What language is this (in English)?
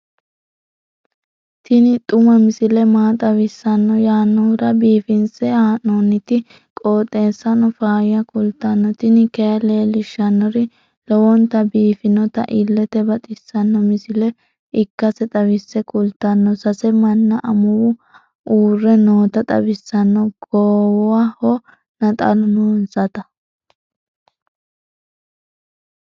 Sidamo